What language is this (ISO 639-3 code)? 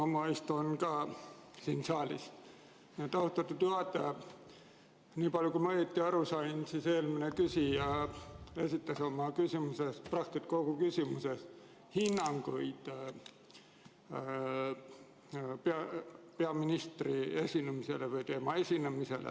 est